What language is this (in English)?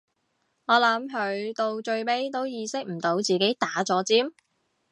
Cantonese